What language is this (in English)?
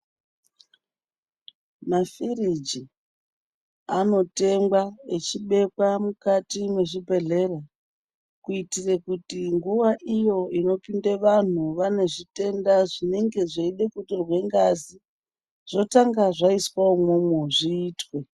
Ndau